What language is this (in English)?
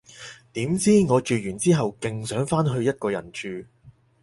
Cantonese